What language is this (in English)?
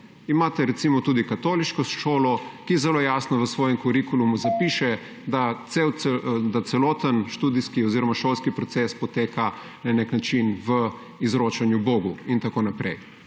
Slovenian